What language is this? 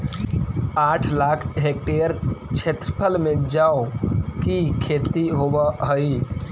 Magahi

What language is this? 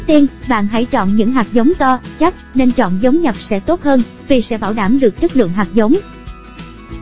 Vietnamese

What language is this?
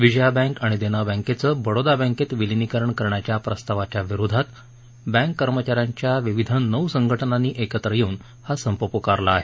Marathi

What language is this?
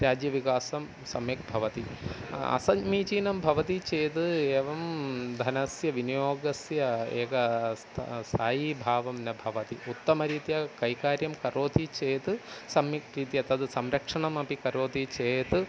Sanskrit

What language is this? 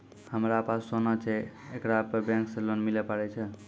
Maithili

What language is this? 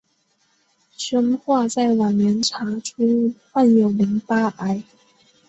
Chinese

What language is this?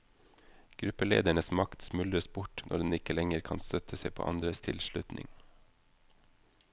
Norwegian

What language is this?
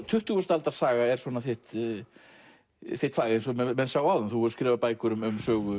Icelandic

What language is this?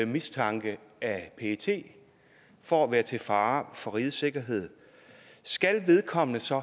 Danish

